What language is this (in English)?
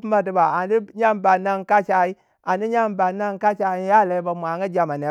Waja